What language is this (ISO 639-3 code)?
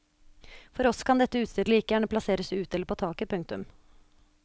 nor